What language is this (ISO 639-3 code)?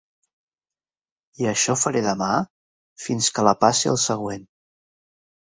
cat